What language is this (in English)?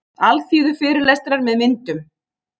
Icelandic